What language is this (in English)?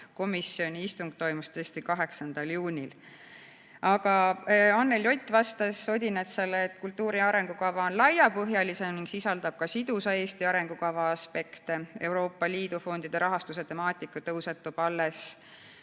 Estonian